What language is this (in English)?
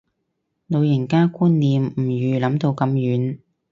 Cantonese